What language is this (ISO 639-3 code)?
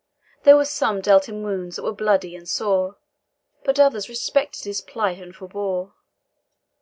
eng